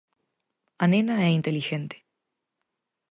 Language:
Galician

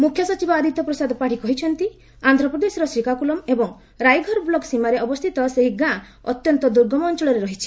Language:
Odia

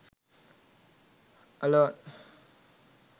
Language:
Sinhala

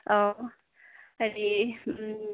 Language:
Assamese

